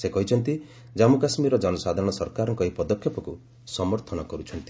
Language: Odia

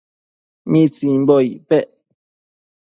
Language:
Matsés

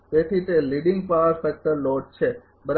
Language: Gujarati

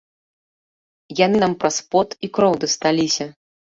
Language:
Belarusian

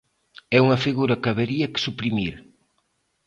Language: Galician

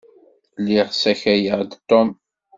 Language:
Kabyle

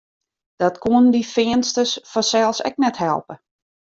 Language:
Western Frisian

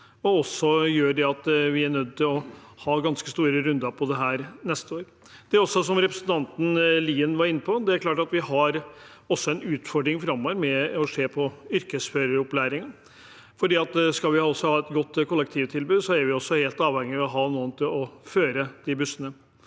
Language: Norwegian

